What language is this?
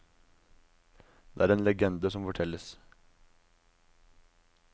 Norwegian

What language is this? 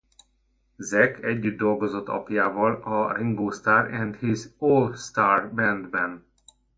Hungarian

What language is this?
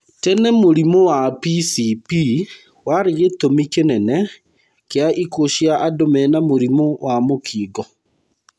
Kikuyu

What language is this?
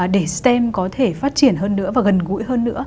Vietnamese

